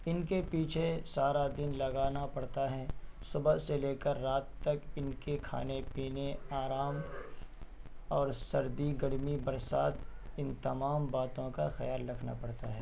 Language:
Urdu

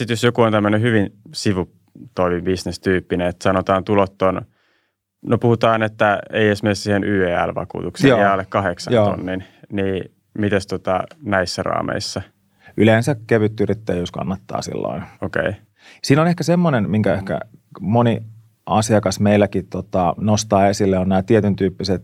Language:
Finnish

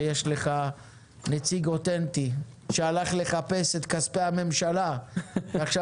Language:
Hebrew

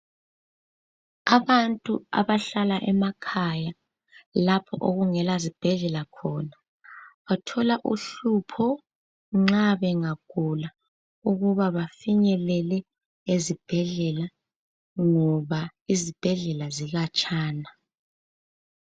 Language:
North Ndebele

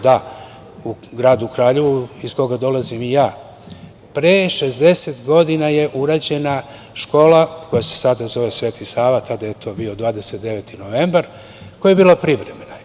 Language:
Serbian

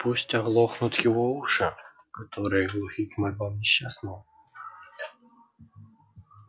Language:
Russian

